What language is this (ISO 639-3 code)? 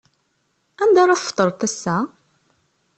kab